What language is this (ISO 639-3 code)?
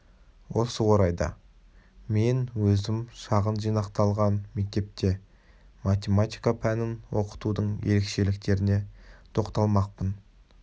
kaz